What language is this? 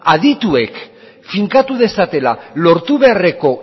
Basque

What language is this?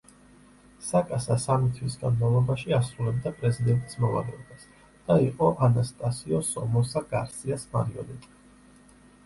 Georgian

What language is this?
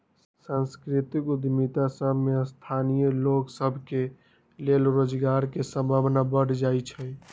Magahi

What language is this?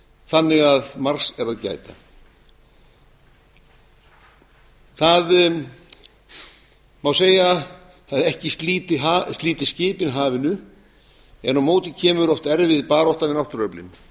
Icelandic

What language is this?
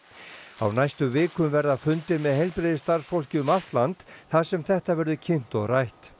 Icelandic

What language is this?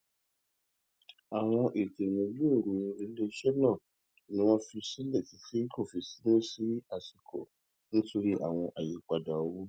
Yoruba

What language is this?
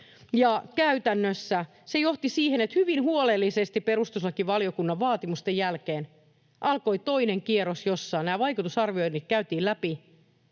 Finnish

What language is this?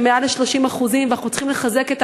Hebrew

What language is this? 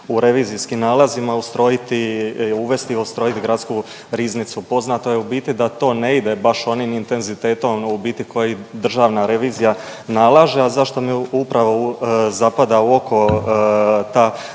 Croatian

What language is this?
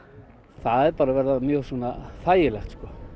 Icelandic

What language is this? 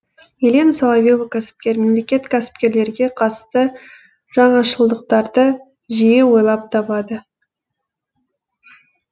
Kazakh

